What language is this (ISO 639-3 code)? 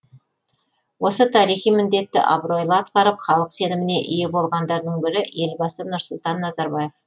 kaz